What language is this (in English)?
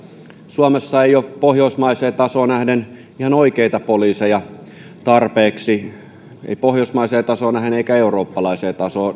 Finnish